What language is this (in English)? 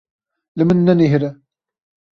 Kurdish